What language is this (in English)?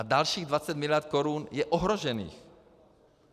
Czech